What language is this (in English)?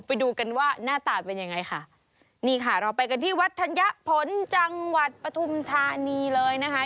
Thai